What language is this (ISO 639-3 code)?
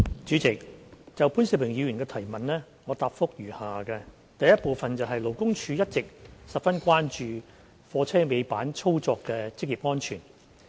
yue